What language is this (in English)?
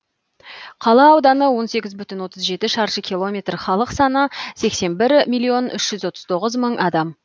Kazakh